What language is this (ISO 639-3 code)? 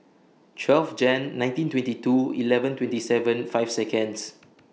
eng